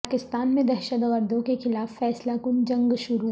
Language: Urdu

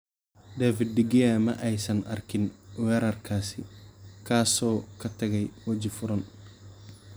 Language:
Somali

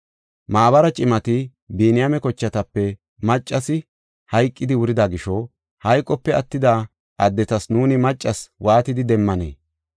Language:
Gofa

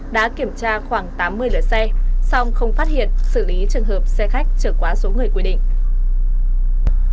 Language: Vietnamese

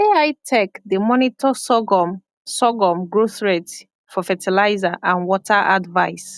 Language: Nigerian Pidgin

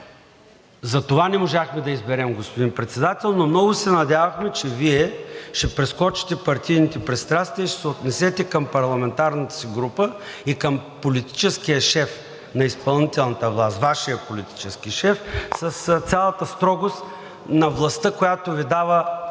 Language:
Bulgarian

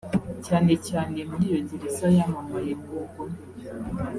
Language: Kinyarwanda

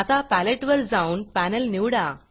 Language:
Marathi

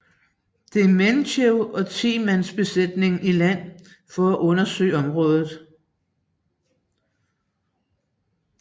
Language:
Danish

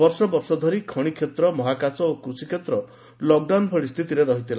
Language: Odia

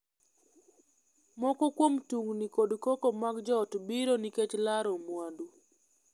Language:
Luo (Kenya and Tanzania)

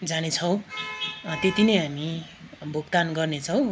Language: Nepali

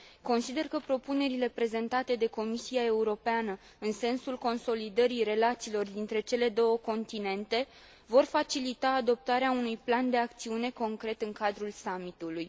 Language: Romanian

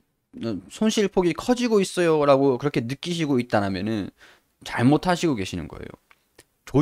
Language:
Korean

